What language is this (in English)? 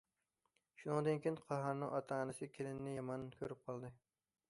Uyghur